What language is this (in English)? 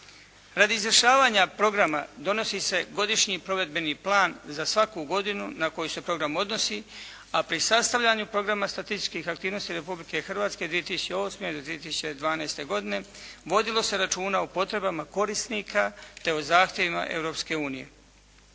Croatian